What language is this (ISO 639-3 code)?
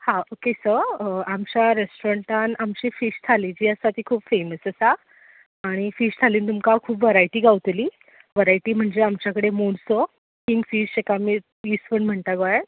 kok